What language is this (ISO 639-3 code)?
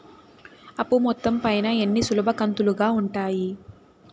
tel